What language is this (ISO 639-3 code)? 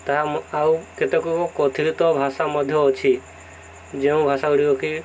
ori